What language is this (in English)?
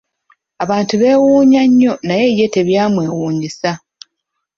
Ganda